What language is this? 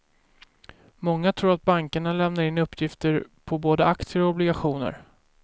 Swedish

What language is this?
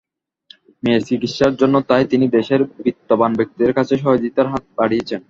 Bangla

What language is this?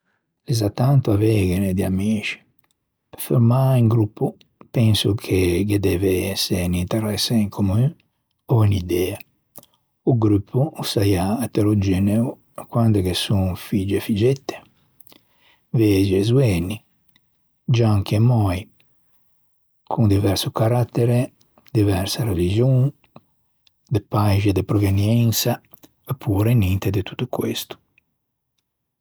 Ligurian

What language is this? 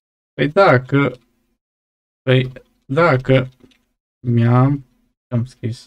Romanian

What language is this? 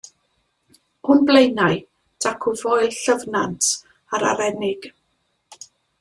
Welsh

